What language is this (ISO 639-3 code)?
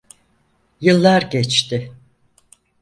tur